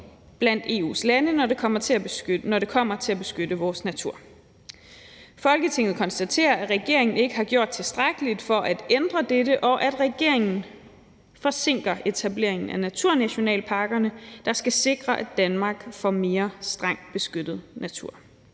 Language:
Danish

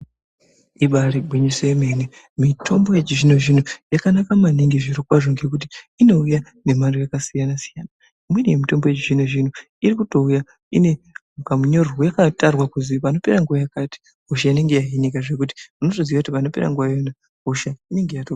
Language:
Ndau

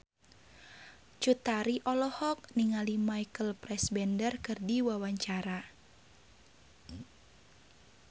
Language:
Sundanese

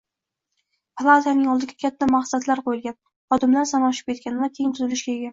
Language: Uzbek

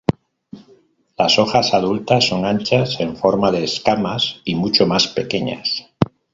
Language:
Spanish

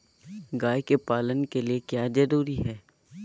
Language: Magahi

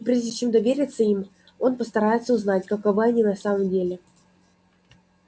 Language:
Russian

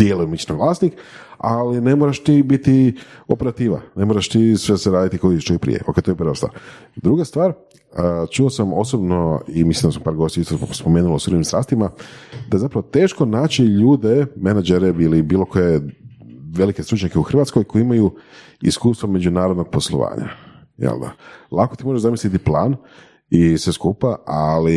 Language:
Croatian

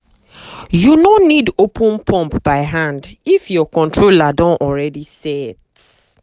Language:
Nigerian Pidgin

